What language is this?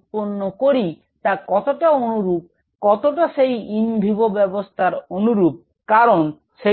Bangla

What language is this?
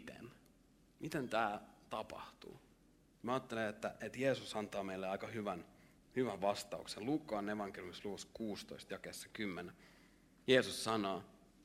Finnish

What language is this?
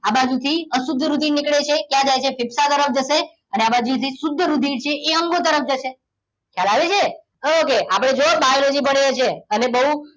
Gujarati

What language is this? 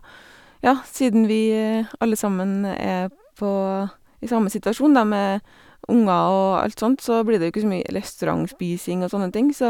Norwegian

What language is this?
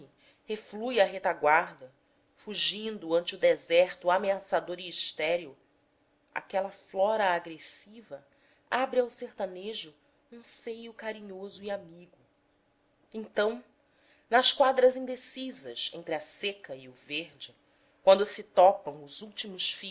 Portuguese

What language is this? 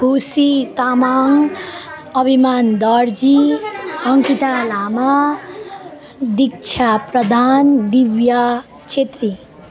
Nepali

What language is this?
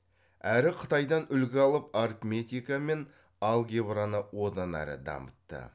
Kazakh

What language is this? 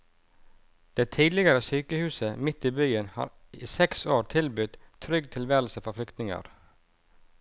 Norwegian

